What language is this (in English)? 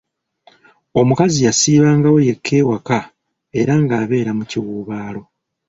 Ganda